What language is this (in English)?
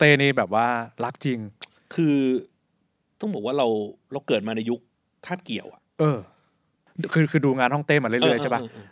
Thai